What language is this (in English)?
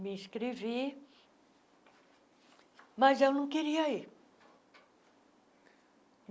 Portuguese